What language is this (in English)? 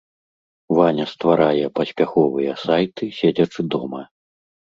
Belarusian